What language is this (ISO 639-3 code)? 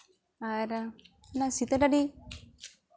sat